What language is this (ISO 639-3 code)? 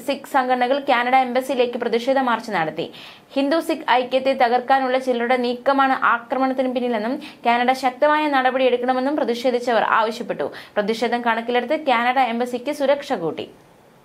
eng